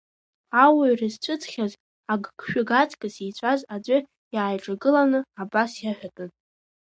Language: Abkhazian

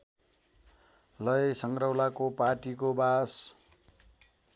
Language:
Nepali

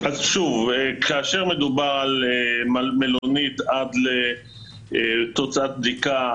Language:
Hebrew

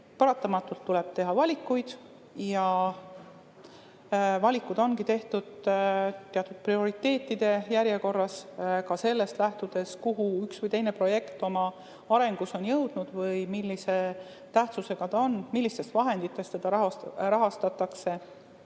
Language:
Estonian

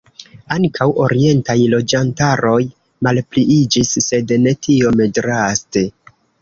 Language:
Esperanto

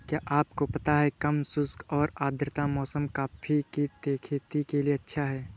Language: Hindi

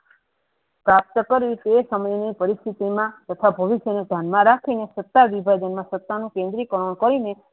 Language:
Gujarati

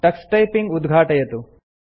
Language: Sanskrit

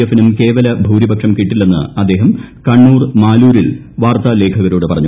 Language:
Malayalam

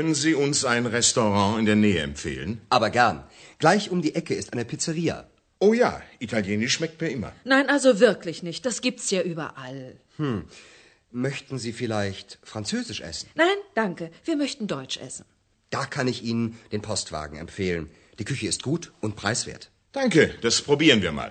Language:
Bulgarian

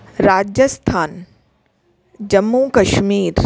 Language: Sindhi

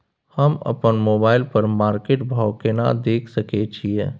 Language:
Maithili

